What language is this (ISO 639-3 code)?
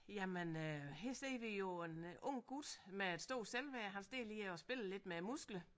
dan